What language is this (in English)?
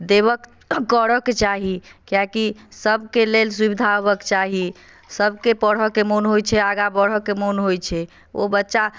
Maithili